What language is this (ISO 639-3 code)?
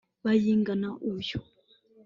kin